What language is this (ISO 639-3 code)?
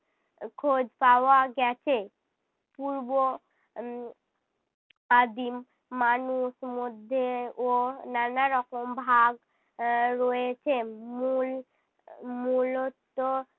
ben